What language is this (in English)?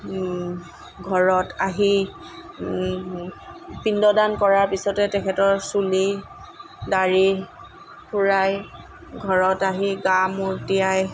Assamese